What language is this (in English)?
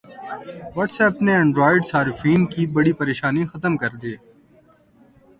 Urdu